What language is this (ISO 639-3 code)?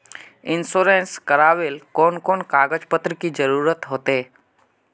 mag